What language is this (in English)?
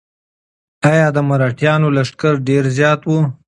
Pashto